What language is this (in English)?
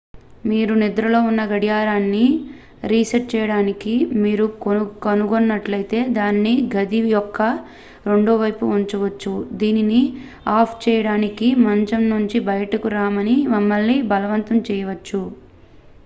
Telugu